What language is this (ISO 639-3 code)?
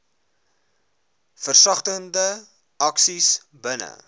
afr